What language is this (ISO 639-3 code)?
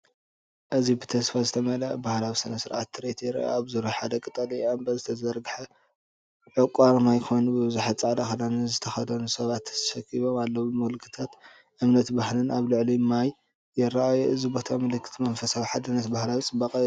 tir